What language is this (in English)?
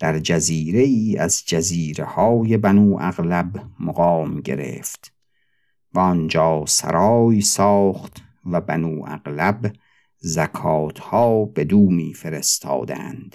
Persian